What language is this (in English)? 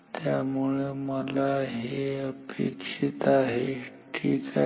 Marathi